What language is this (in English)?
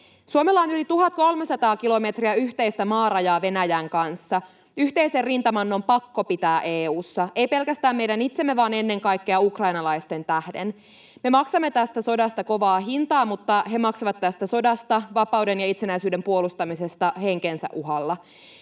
Finnish